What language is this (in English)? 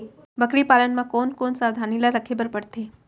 Chhattisgarhi